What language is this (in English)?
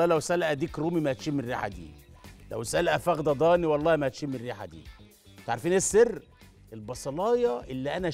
Arabic